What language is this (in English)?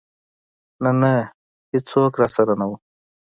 Pashto